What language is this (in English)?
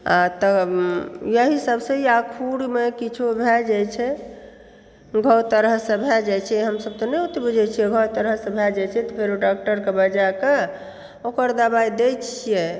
Maithili